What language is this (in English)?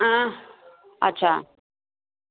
Dogri